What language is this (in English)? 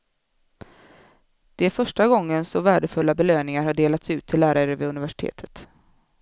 Swedish